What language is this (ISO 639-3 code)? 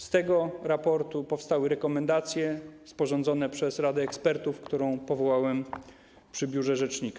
pol